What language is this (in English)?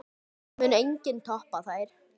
Icelandic